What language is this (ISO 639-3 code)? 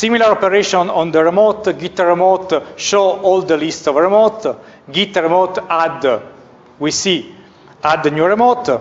eng